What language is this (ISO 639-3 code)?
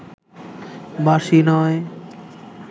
ben